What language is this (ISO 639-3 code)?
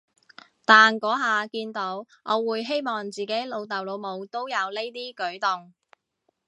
yue